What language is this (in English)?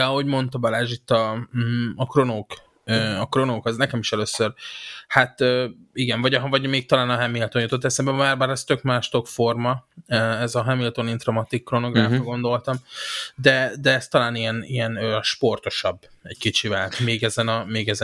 Hungarian